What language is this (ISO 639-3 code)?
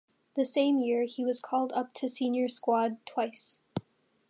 eng